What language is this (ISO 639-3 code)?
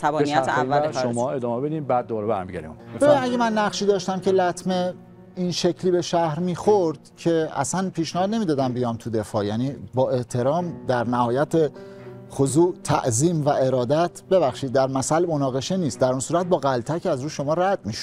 fas